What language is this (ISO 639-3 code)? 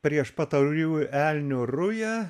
lit